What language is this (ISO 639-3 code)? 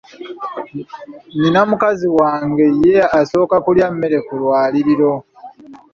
lug